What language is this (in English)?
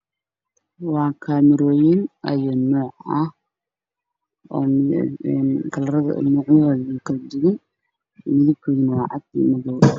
Somali